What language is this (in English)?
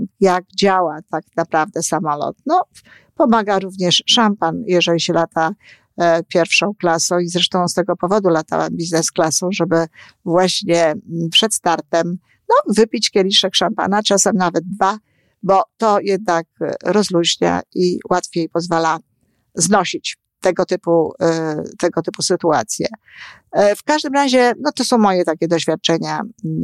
Polish